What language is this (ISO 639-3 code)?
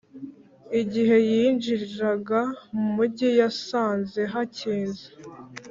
kin